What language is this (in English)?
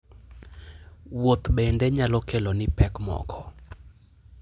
Luo (Kenya and Tanzania)